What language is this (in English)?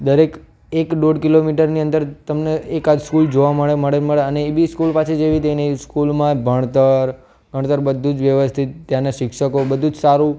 Gujarati